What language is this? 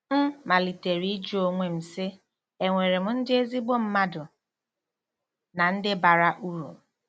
Igbo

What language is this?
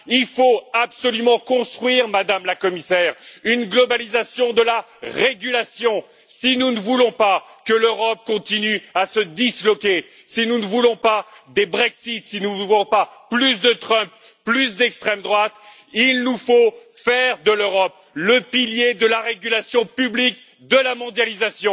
French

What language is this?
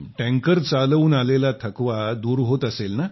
Marathi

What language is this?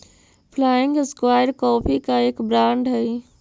Magahi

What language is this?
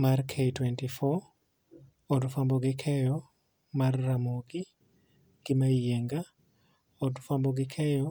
Luo (Kenya and Tanzania)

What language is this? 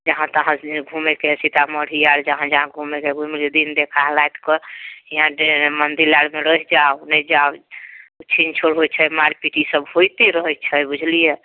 Maithili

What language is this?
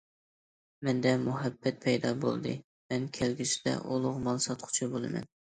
Uyghur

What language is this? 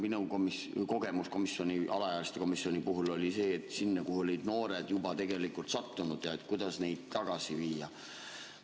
Estonian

